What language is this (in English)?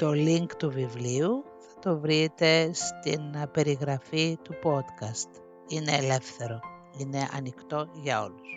Greek